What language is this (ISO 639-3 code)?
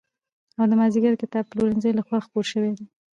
pus